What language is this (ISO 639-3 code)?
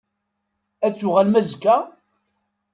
kab